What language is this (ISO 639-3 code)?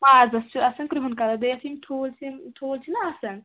kas